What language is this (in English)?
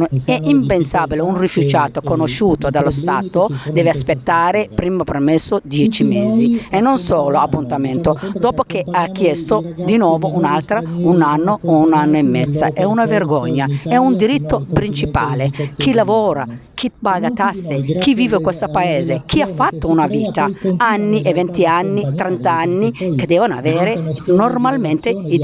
Italian